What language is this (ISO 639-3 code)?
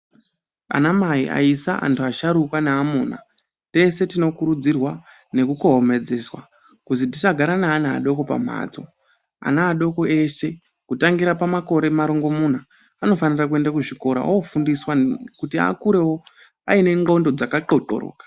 ndc